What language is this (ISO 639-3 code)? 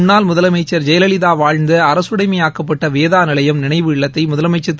tam